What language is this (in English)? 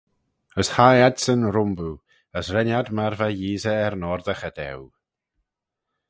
Manx